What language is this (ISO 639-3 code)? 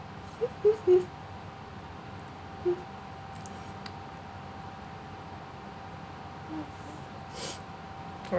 eng